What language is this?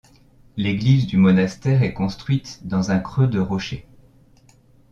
French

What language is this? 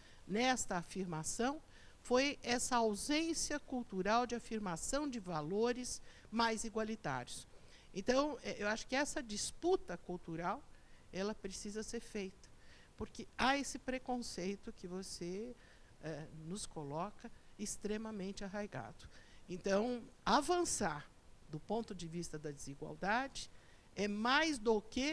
Portuguese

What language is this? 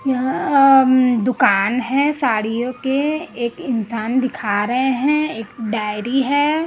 Hindi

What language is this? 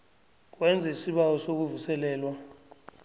South Ndebele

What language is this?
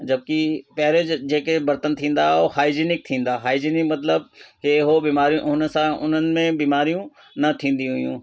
Sindhi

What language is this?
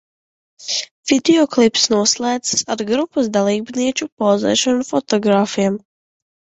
Latvian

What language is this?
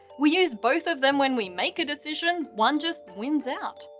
English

